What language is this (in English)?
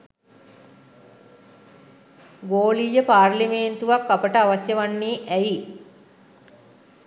Sinhala